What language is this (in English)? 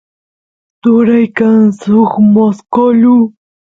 Santiago del Estero Quichua